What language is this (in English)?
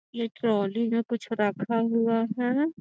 Magahi